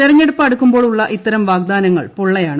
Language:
Malayalam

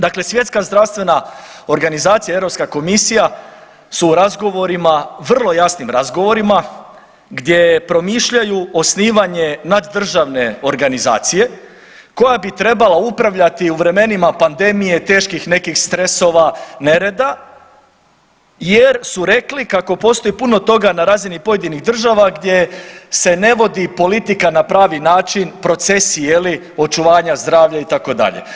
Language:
Croatian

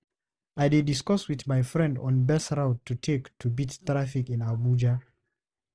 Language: Nigerian Pidgin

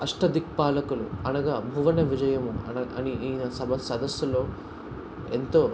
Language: Telugu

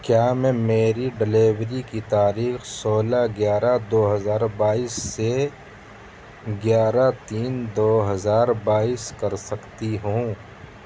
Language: Urdu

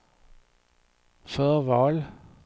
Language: Swedish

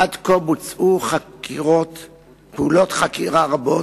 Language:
Hebrew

